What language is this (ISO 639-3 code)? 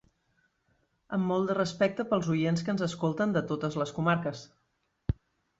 cat